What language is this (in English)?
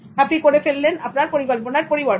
Bangla